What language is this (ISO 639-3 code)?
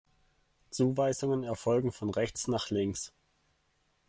deu